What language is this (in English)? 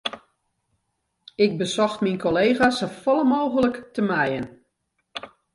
Western Frisian